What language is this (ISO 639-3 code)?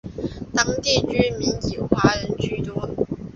zho